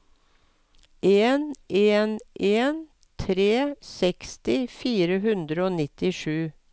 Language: Norwegian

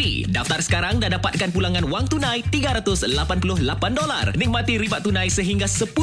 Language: Malay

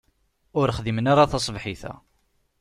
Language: Kabyle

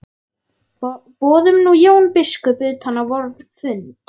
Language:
Icelandic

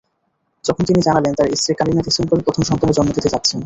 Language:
Bangla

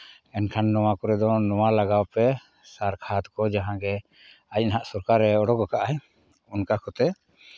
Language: Santali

